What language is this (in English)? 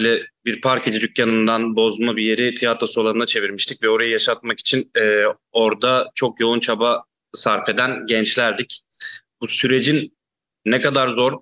Turkish